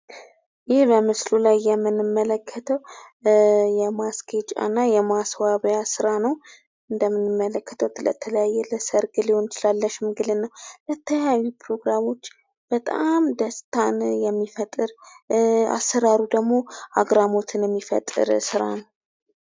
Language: Amharic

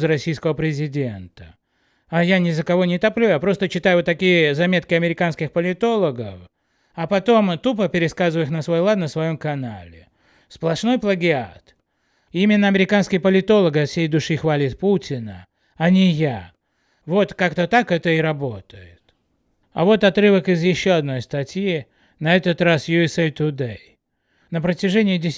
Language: Russian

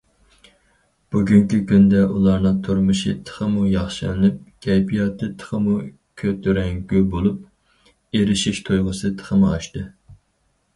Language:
Uyghur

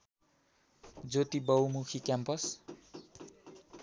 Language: Nepali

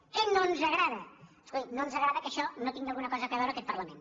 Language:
Catalan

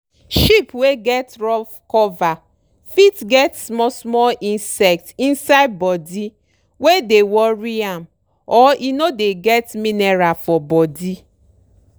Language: Nigerian Pidgin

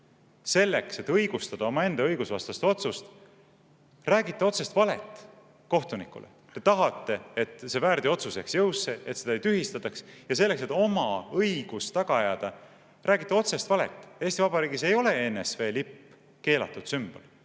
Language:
Estonian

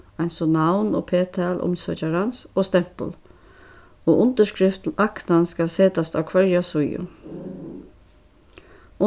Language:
Faroese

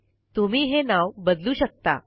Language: Marathi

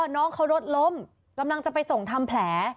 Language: Thai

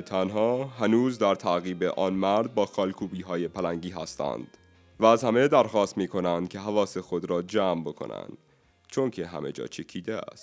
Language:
Persian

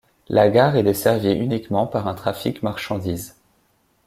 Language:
French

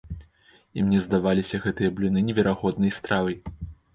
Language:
Belarusian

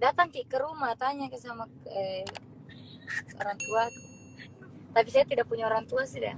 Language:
Indonesian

